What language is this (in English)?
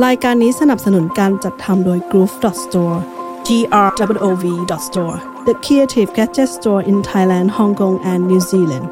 Thai